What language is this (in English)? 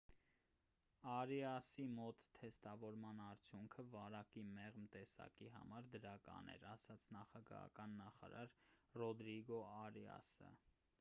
Armenian